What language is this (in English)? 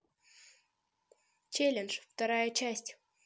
Russian